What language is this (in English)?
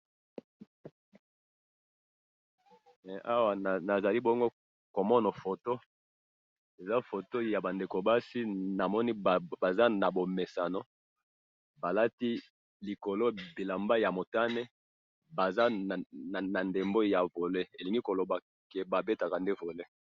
Lingala